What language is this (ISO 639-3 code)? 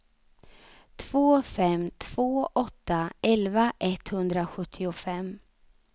swe